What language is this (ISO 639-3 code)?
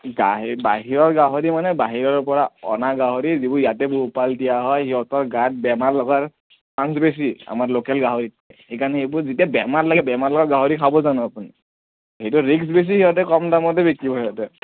asm